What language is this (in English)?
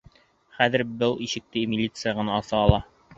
Bashkir